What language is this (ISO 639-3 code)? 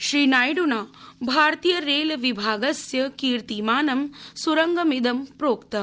san